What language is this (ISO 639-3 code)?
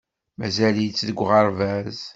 kab